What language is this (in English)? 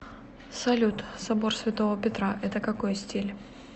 Russian